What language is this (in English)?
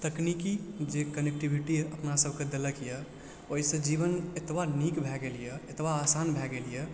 Maithili